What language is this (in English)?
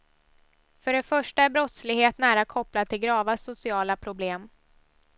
Swedish